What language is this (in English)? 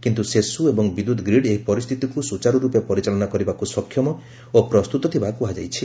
Odia